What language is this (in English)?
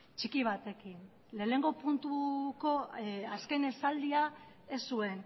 Basque